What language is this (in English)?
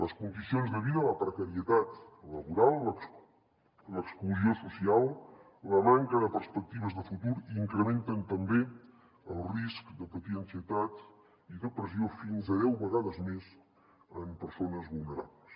Catalan